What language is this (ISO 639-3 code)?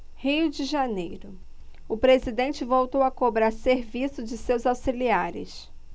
por